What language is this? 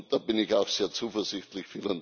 German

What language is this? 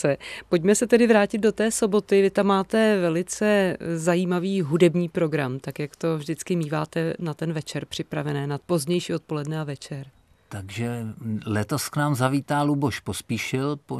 Czech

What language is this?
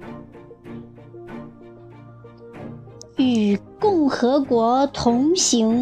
Chinese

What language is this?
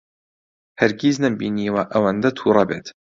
Central Kurdish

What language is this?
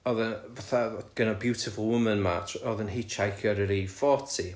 Welsh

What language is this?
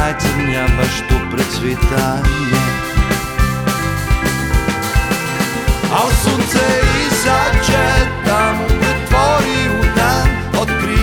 Croatian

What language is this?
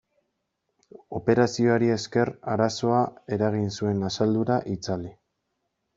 Basque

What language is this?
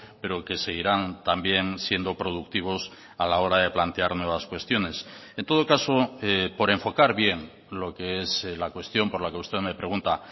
Spanish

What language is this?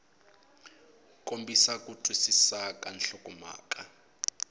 Tsonga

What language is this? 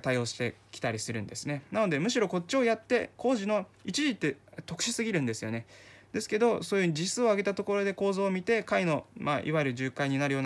Japanese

